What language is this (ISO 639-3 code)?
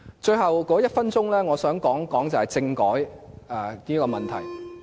yue